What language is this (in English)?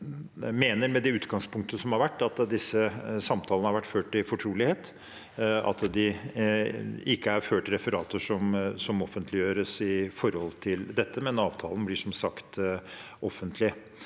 Norwegian